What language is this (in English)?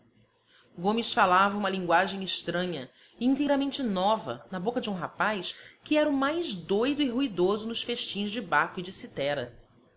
Portuguese